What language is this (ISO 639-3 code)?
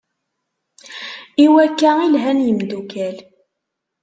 kab